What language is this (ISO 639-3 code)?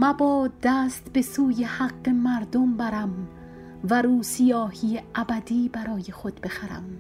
fas